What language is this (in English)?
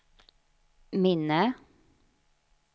Swedish